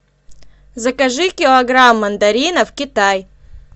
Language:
Russian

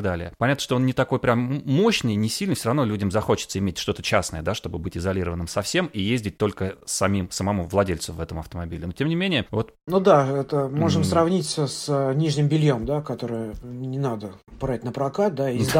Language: Russian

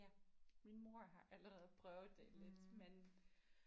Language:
Danish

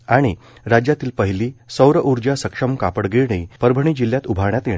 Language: Marathi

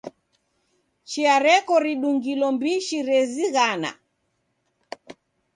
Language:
Taita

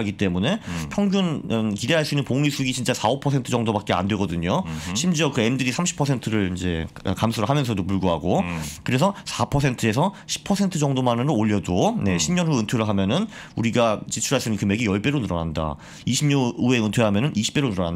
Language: Korean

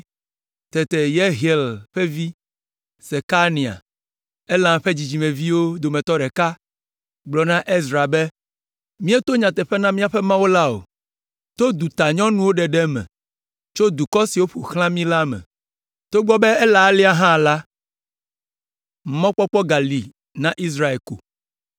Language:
Ewe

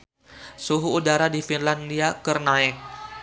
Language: Sundanese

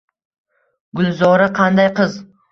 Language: Uzbek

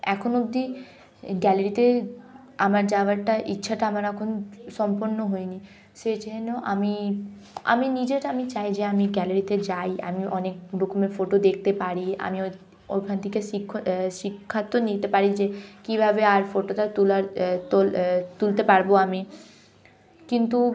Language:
Bangla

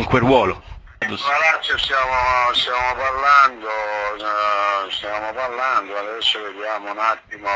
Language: Italian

